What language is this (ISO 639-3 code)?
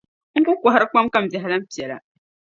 dag